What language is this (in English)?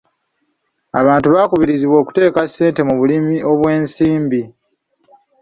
Ganda